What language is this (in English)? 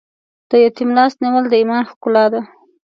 Pashto